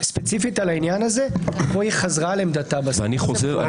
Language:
Hebrew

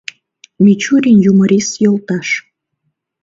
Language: Mari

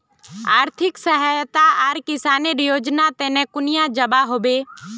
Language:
Magahi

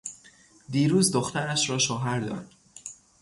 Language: Persian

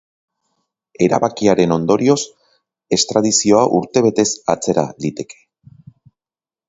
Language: Basque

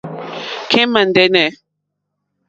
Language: Mokpwe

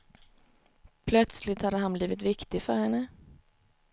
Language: Swedish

